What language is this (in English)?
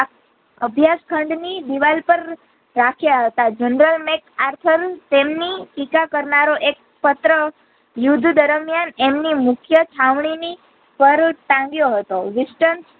Gujarati